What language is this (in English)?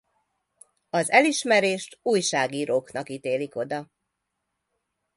Hungarian